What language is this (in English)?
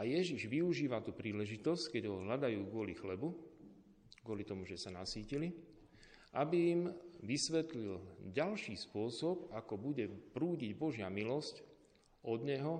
Slovak